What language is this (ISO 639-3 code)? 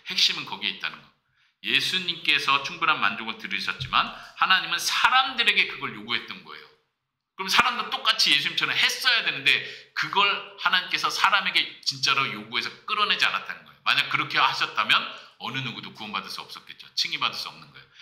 kor